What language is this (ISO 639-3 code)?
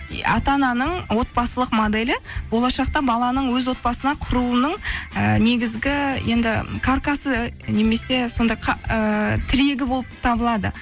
kaz